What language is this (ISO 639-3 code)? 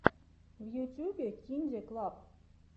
rus